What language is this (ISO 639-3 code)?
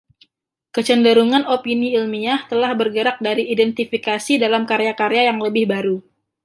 ind